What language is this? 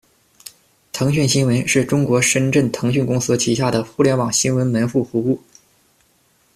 Chinese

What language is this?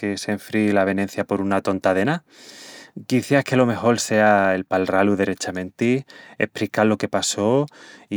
Extremaduran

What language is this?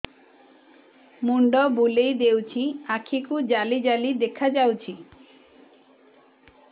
Odia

